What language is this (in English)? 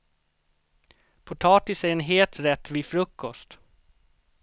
Swedish